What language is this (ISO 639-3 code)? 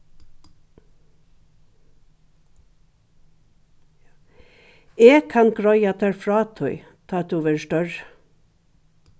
fao